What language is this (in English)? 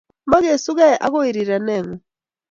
Kalenjin